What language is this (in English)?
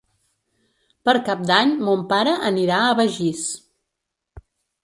Catalan